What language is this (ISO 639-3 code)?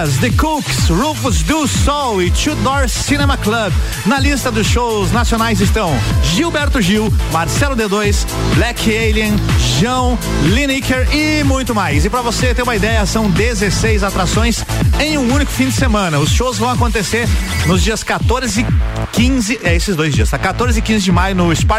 por